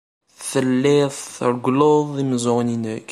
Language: Kabyle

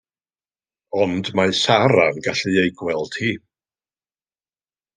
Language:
Welsh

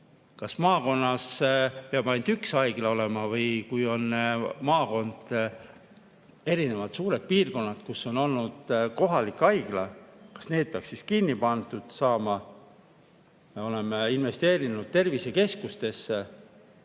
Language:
Estonian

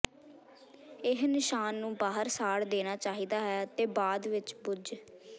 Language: Punjabi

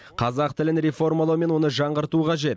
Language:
Kazakh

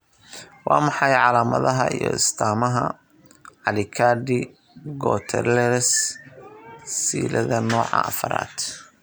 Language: Somali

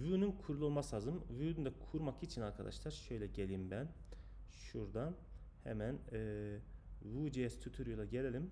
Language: Turkish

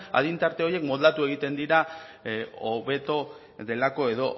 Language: Basque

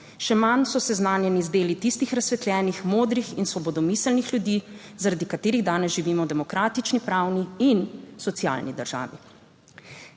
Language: Slovenian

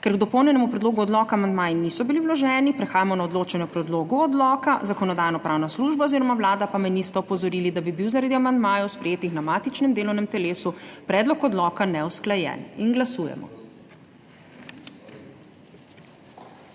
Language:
Slovenian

